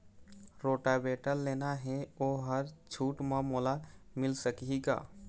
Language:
Chhattisgarhi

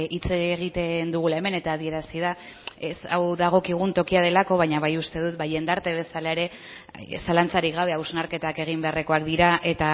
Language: Basque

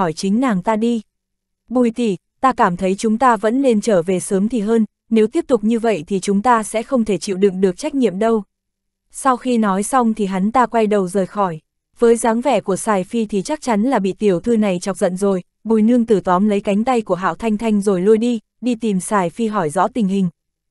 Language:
Vietnamese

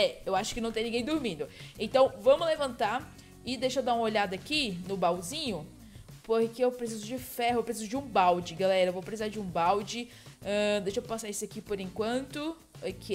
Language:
Portuguese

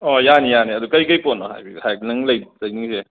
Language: Manipuri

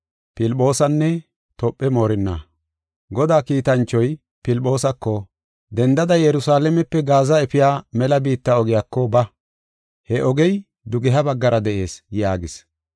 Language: Gofa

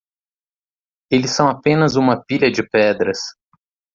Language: Portuguese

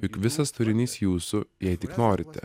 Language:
Lithuanian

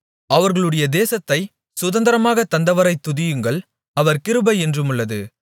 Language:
Tamil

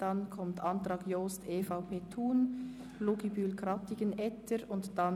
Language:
Swiss German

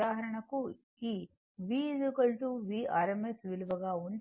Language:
Telugu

